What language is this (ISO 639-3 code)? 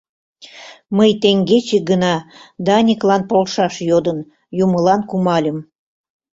chm